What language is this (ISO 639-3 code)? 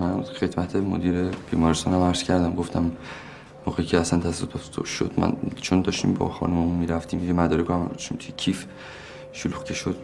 fas